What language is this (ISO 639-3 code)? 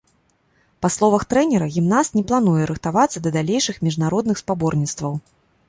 bel